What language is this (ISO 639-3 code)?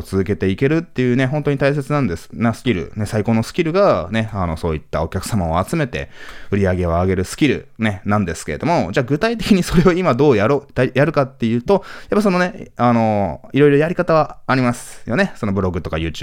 jpn